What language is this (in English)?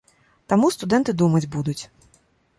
Belarusian